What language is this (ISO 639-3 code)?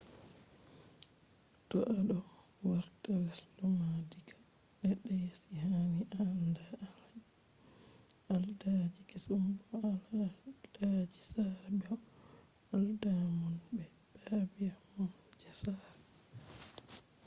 ful